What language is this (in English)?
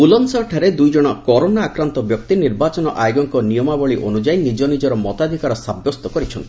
Odia